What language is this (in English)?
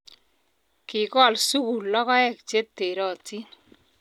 Kalenjin